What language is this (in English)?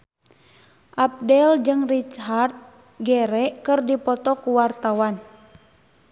Sundanese